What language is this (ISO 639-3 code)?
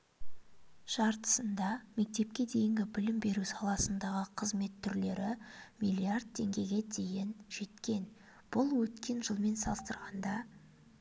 kaz